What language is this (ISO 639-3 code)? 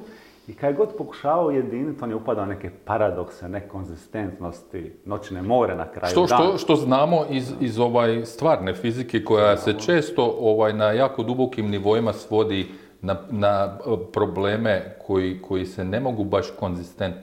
hrv